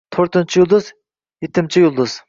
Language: Uzbek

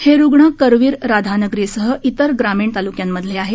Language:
Marathi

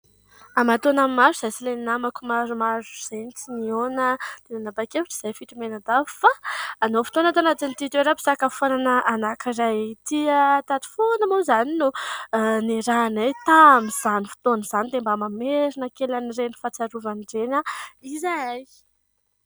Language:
Malagasy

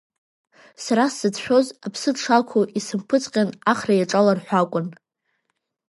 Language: Abkhazian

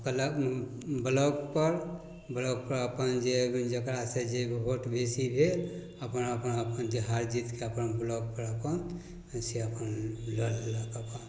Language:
Maithili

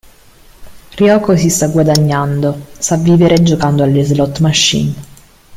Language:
Italian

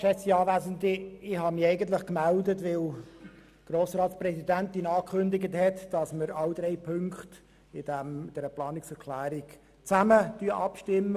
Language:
Swiss German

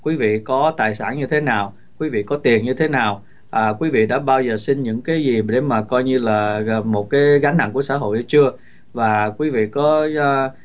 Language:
Vietnamese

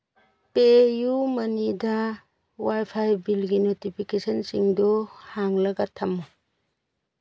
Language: Manipuri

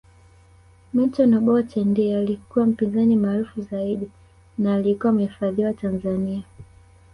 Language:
Swahili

